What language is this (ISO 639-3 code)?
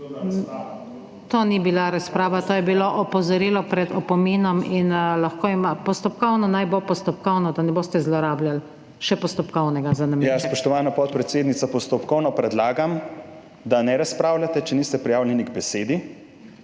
slv